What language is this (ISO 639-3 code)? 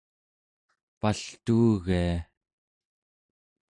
esu